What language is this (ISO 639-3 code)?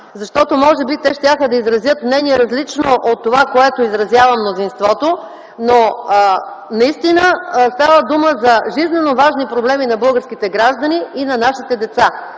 bul